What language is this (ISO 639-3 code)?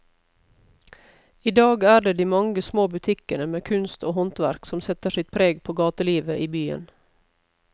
nor